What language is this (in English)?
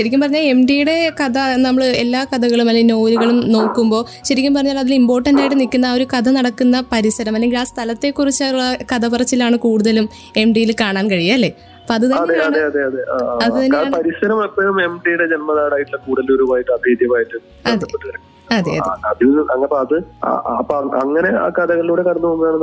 Malayalam